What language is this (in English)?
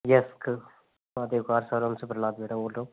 Hindi